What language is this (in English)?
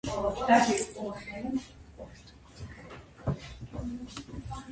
Georgian